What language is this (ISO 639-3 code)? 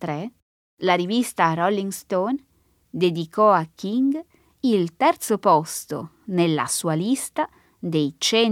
ita